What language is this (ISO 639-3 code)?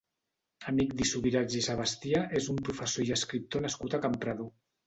cat